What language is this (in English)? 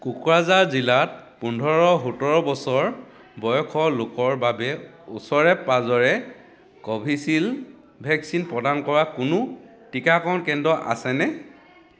Assamese